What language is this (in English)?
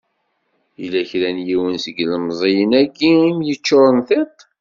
Kabyle